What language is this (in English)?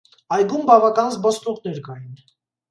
Armenian